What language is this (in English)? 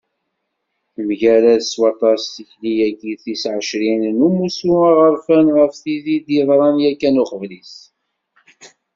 Kabyle